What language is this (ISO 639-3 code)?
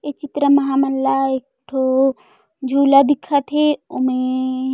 hne